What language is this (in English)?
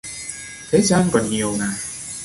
Vietnamese